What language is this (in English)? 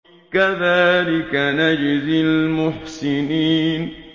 Arabic